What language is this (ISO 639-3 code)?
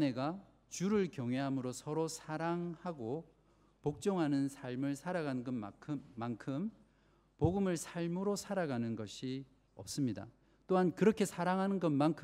kor